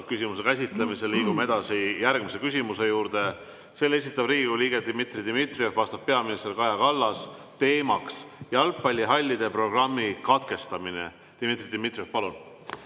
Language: Estonian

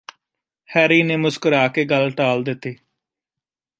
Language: Punjabi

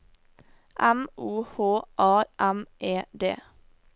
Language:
Norwegian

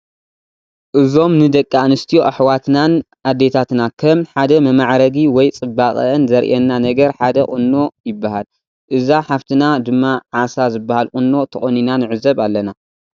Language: Tigrinya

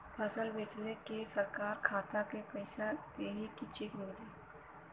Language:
Bhojpuri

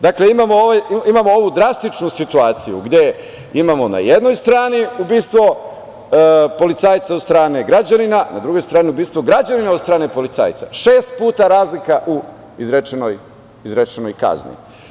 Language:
Serbian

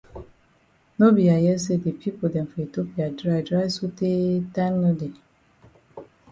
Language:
Cameroon Pidgin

